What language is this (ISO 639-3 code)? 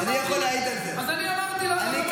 heb